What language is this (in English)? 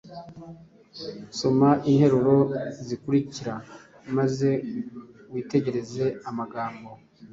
Kinyarwanda